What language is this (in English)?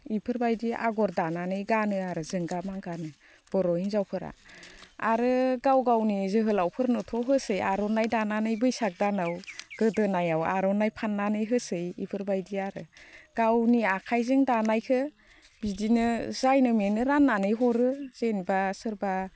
Bodo